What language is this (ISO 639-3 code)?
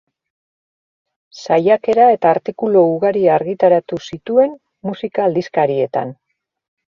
eus